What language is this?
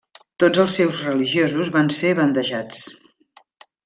Catalan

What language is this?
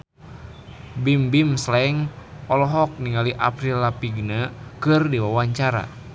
Sundanese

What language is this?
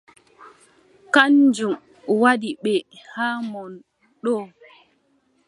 Adamawa Fulfulde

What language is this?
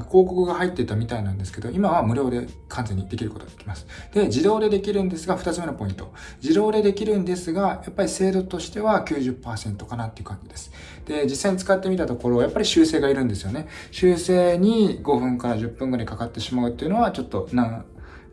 Japanese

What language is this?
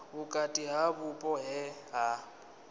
Venda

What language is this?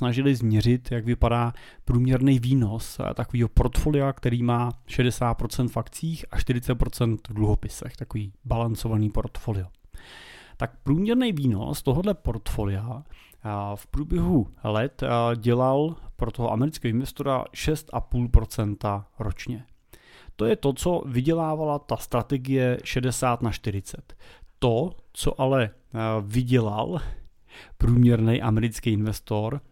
Czech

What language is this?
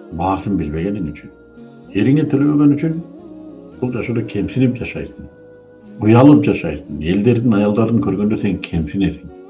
Turkish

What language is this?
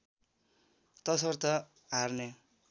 Nepali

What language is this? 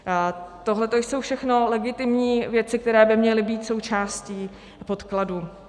Czech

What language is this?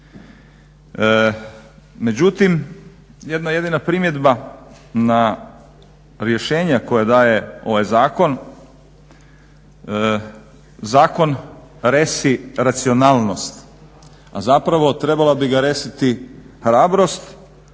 Croatian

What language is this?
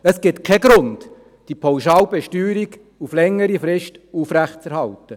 Swiss German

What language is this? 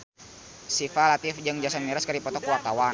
Sundanese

